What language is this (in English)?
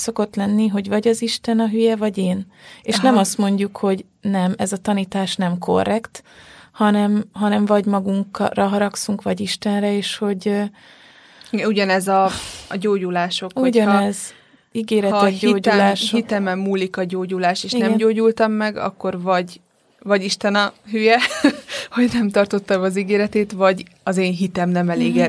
Hungarian